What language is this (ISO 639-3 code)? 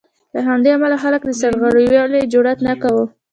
pus